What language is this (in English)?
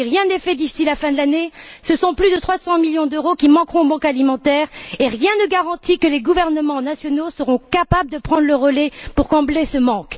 French